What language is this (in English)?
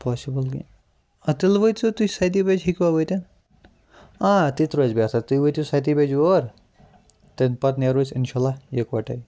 Kashmiri